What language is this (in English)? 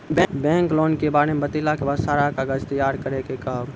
Maithili